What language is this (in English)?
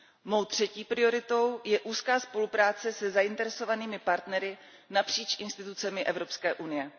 Czech